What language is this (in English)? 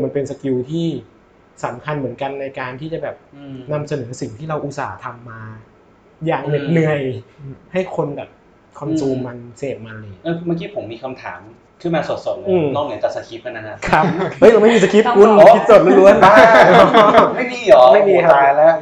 Thai